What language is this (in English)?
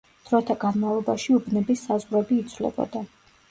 Georgian